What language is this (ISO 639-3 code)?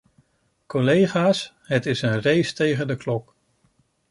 nld